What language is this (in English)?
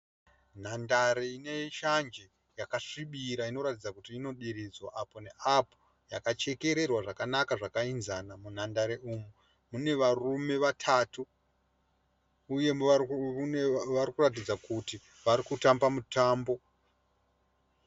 Shona